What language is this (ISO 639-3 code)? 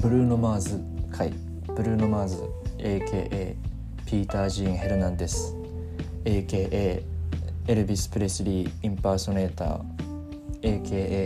jpn